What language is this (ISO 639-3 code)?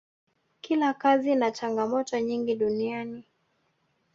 swa